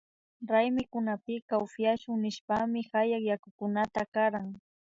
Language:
Imbabura Highland Quichua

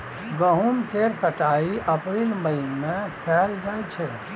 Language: Maithili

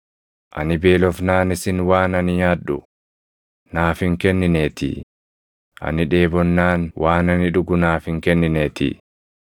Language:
Oromo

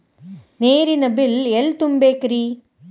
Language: Kannada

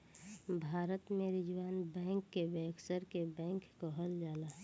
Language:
Bhojpuri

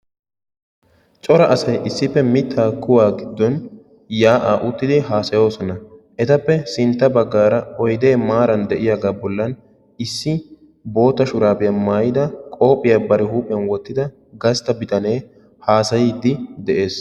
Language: Wolaytta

